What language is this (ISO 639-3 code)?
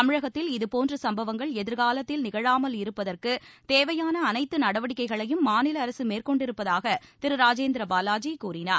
tam